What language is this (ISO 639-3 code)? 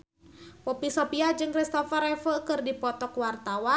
sun